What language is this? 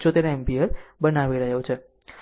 Gujarati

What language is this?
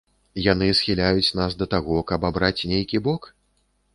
Belarusian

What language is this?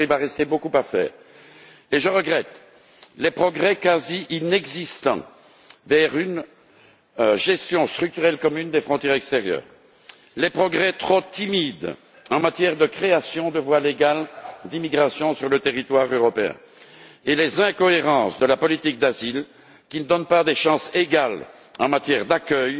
French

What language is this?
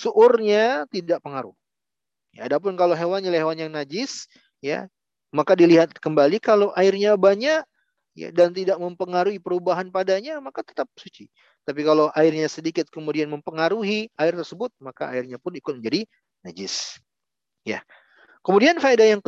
Indonesian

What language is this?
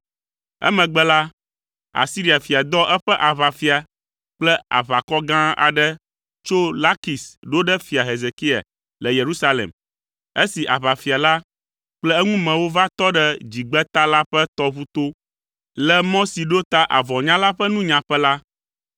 Ewe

